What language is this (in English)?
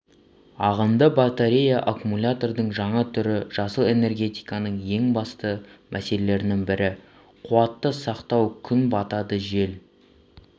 Kazakh